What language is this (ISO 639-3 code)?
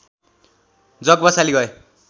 nep